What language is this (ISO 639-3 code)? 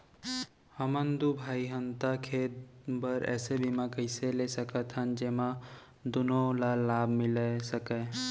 hne